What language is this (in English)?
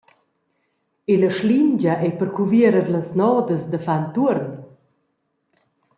Romansh